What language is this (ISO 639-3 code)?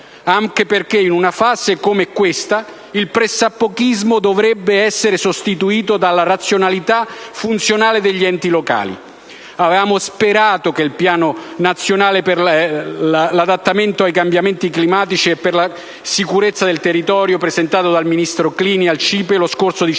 ita